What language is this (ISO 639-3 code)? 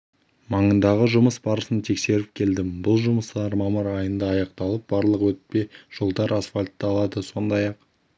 kaz